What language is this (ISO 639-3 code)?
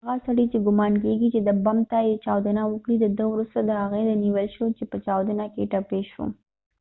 pus